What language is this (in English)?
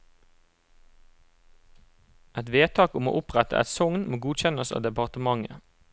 Norwegian